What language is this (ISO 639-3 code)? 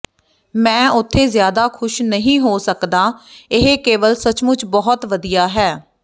pan